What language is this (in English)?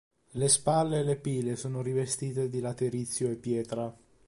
Italian